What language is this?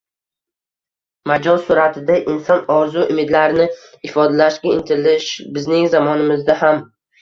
Uzbek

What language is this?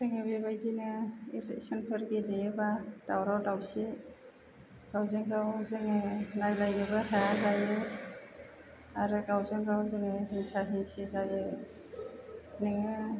Bodo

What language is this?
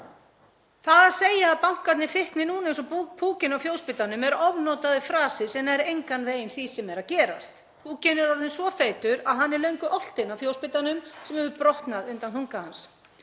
Icelandic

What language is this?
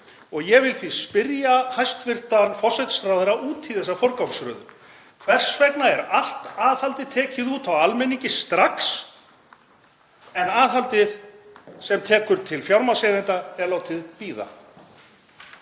Icelandic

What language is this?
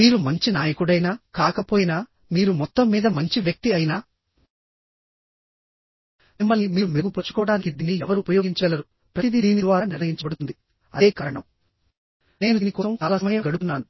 Telugu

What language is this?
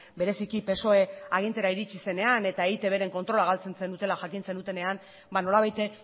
Basque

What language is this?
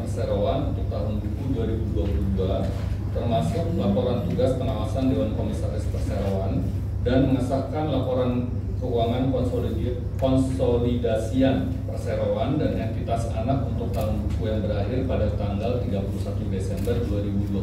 Indonesian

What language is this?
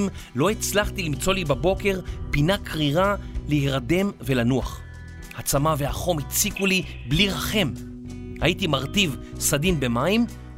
Hebrew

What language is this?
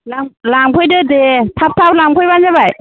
Bodo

